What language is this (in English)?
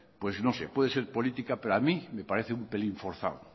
Spanish